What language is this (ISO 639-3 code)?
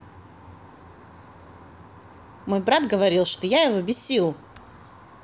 rus